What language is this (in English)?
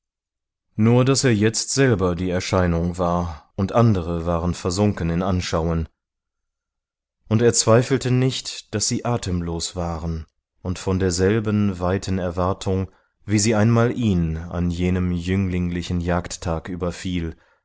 German